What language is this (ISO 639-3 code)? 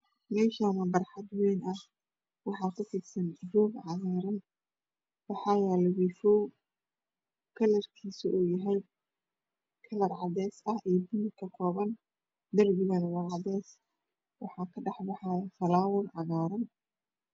som